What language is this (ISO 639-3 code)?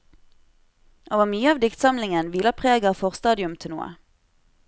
nor